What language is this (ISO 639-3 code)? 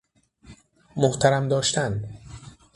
fas